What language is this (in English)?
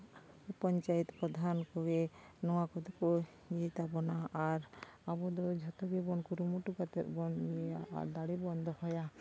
Santali